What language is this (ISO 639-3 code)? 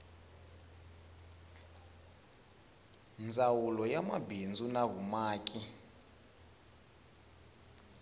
tso